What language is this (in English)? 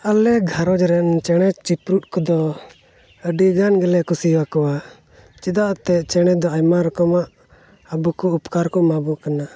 Santali